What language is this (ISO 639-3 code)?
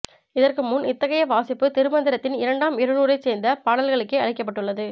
tam